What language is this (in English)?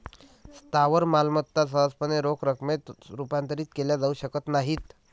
Marathi